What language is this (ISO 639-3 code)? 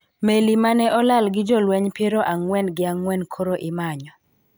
luo